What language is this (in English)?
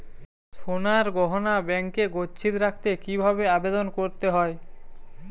Bangla